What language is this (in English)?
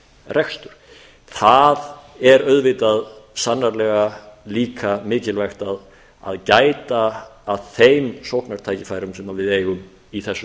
Icelandic